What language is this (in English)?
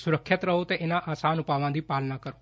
Punjabi